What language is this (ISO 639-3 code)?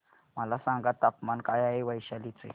mar